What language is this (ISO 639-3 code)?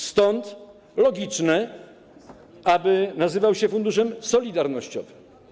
pol